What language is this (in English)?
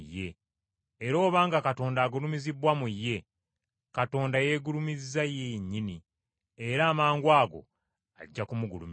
Ganda